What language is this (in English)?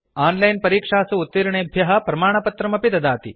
Sanskrit